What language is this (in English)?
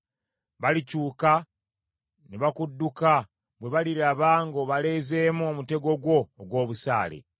Ganda